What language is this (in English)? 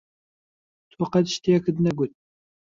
Central Kurdish